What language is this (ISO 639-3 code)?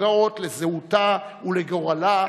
heb